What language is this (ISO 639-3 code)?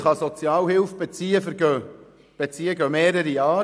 gsw